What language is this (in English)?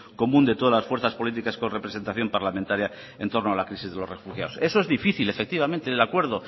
Spanish